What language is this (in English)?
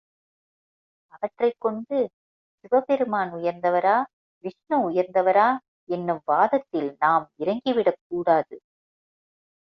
Tamil